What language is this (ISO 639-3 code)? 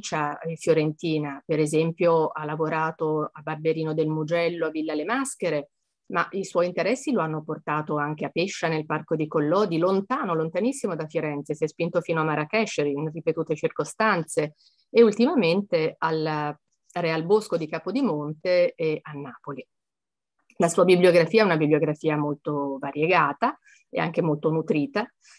ita